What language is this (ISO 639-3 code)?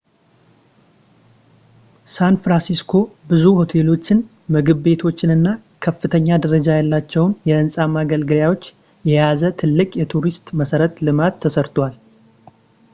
amh